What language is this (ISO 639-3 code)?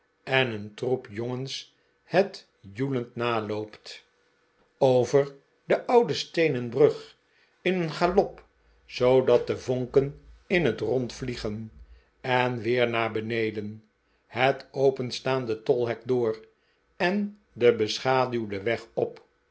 nld